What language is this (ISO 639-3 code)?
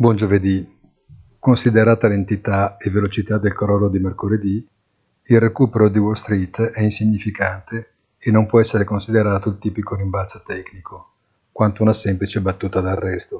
ita